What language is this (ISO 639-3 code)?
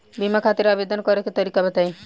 bho